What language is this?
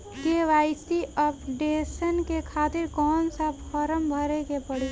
Bhojpuri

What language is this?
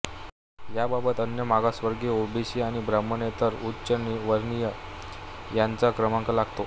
Marathi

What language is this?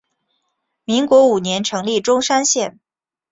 Chinese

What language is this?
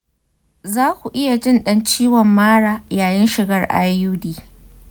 Hausa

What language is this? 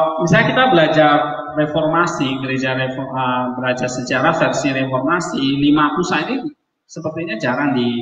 Indonesian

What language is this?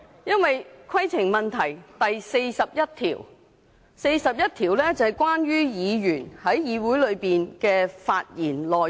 Cantonese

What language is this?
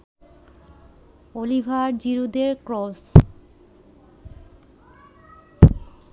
Bangla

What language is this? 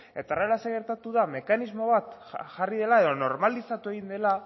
Basque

